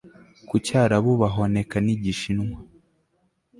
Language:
Kinyarwanda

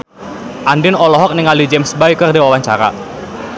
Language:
Sundanese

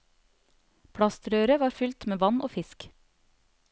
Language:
Norwegian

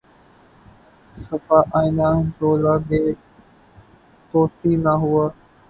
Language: Urdu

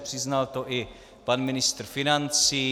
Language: Czech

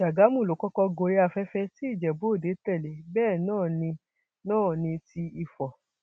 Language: Yoruba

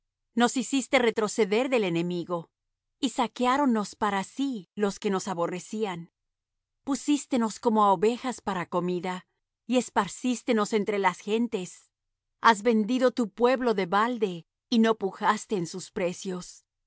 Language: Spanish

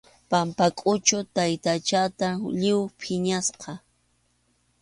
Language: Arequipa-La Unión Quechua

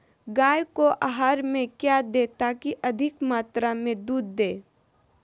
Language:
Magahi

